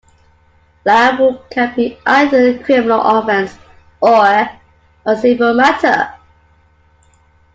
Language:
English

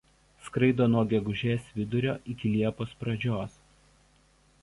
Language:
Lithuanian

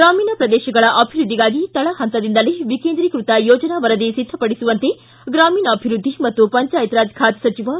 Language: Kannada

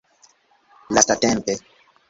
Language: Esperanto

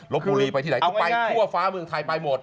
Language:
Thai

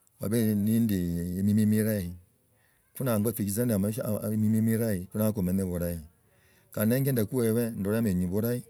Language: Logooli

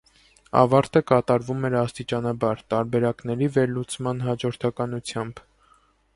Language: Armenian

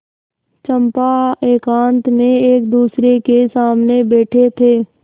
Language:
Hindi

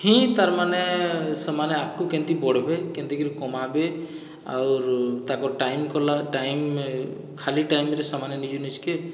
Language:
Odia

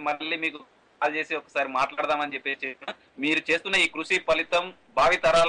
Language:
Telugu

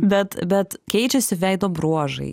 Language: Lithuanian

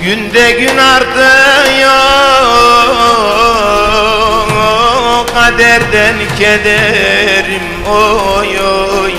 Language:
Turkish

